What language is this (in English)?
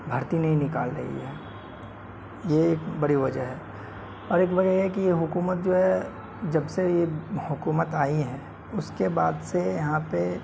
Urdu